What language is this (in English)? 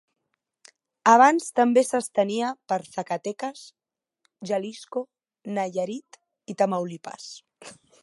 Catalan